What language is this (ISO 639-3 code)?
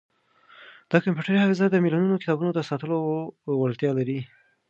pus